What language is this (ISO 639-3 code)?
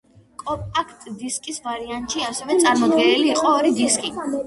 kat